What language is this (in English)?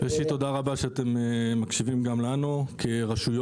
Hebrew